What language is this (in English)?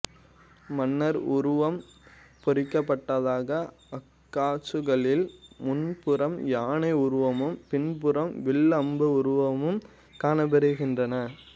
Tamil